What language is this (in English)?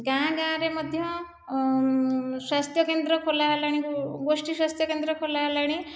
Odia